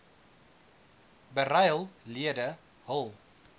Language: Afrikaans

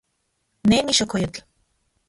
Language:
Central Puebla Nahuatl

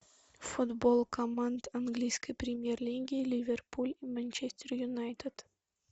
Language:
Russian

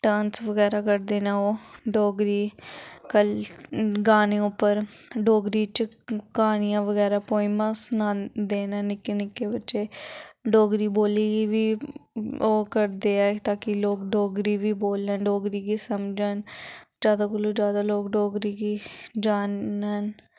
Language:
Dogri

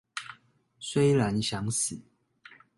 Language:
Chinese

